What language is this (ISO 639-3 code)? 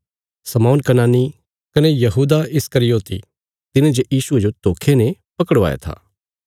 kfs